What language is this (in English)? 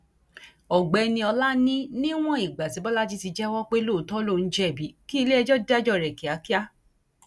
Yoruba